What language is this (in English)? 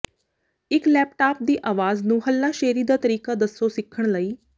Punjabi